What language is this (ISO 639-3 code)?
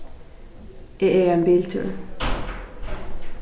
fao